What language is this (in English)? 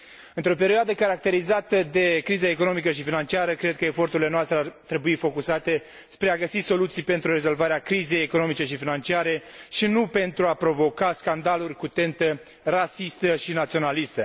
Romanian